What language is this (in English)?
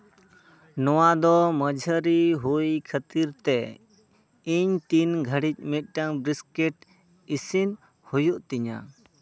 Santali